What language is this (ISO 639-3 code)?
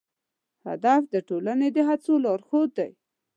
pus